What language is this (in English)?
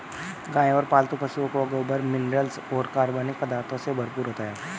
Hindi